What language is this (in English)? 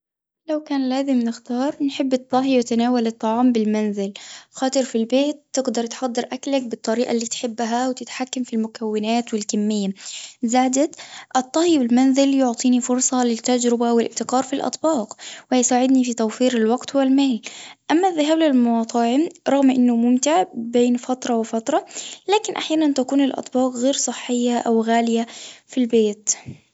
Tunisian Arabic